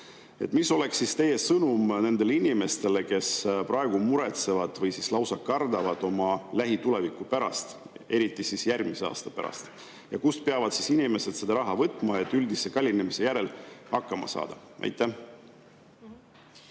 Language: Estonian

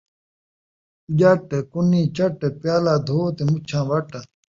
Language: Saraiki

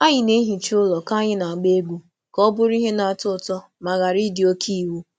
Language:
Igbo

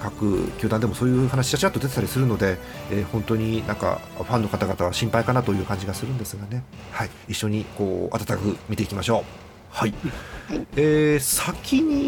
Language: Japanese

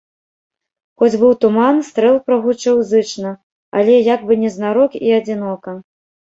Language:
Belarusian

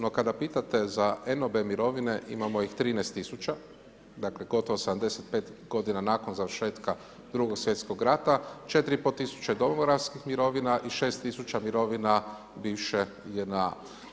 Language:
Croatian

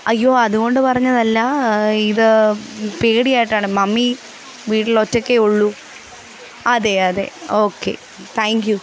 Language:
Malayalam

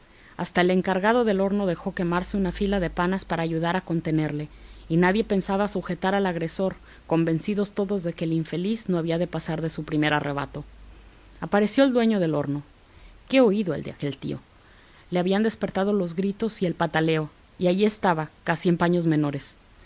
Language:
Spanish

